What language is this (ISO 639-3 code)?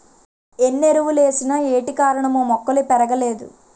tel